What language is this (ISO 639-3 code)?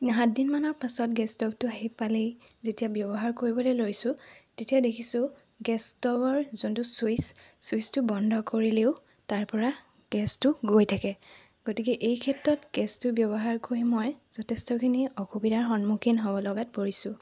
asm